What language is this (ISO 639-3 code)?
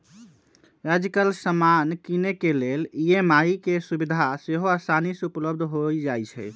mag